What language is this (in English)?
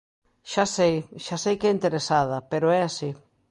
Galician